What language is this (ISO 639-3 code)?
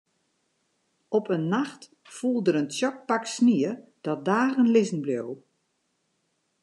fry